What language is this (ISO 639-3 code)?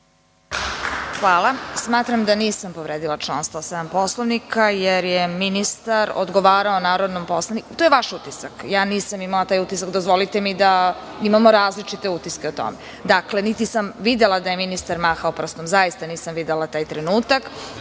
srp